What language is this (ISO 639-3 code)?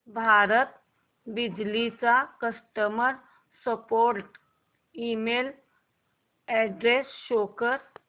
mar